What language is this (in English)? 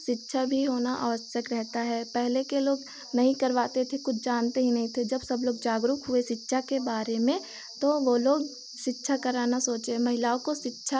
Hindi